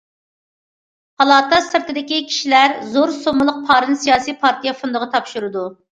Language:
Uyghur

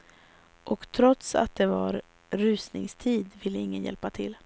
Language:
Swedish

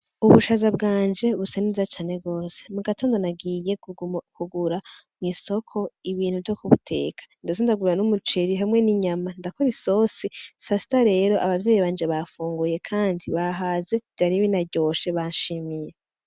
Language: Rundi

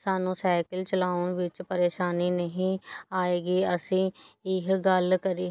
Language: Punjabi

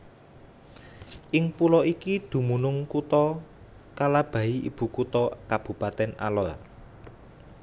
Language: Javanese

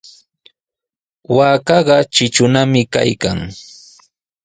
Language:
Sihuas Ancash Quechua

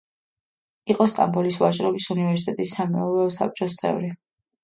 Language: Georgian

